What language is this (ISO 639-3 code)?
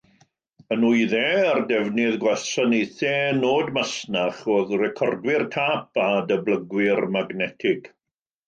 cym